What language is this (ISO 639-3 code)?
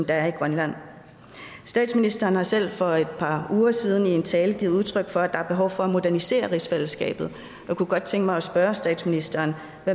dan